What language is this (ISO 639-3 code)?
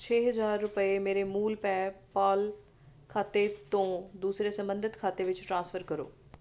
pan